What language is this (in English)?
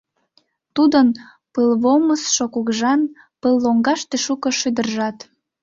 Mari